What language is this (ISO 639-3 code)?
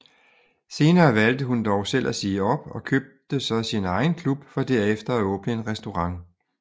dan